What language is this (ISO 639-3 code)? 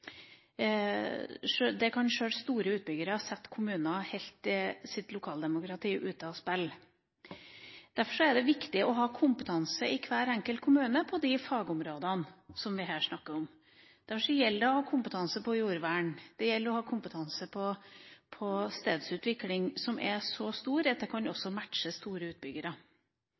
nob